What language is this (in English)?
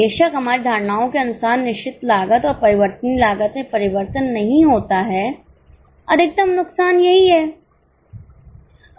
Hindi